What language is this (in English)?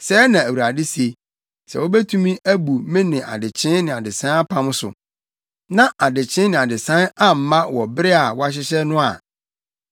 Akan